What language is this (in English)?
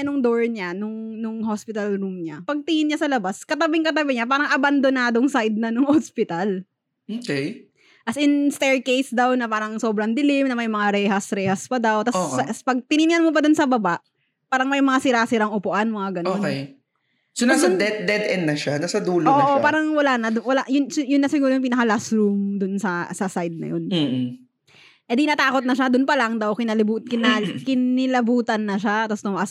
Filipino